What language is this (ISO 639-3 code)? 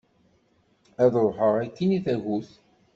kab